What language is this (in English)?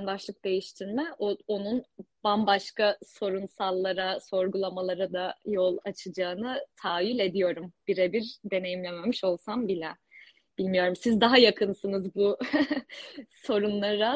Turkish